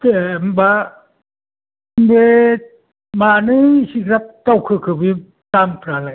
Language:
Bodo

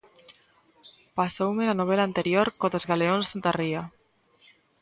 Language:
Galician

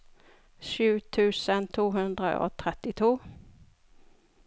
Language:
Norwegian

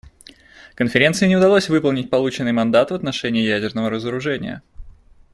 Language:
Russian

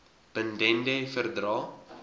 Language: Afrikaans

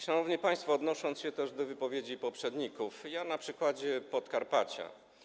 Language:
Polish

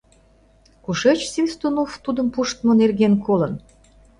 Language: Mari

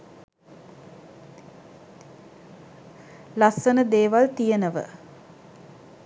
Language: Sinhala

